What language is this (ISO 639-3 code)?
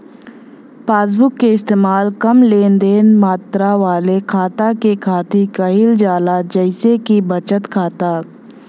bho